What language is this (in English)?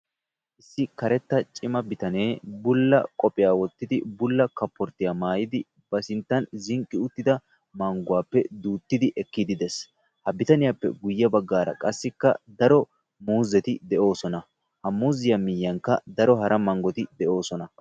Wolaytta